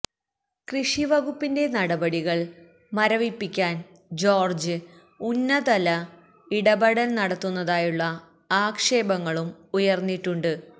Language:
Malayalam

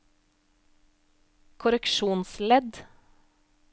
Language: Norwegian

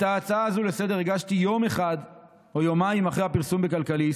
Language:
Hebrew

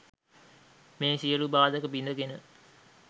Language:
Sinhala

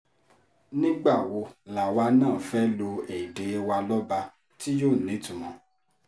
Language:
Yoruba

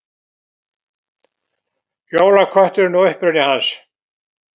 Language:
Icelandic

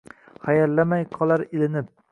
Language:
Uzbek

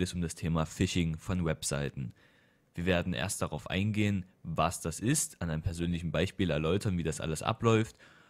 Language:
German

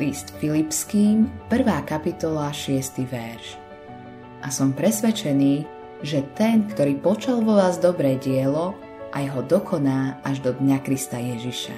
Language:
Slovak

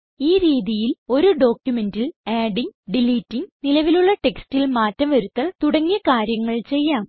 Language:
Malayalam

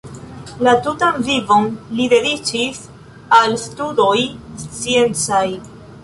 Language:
Esperanto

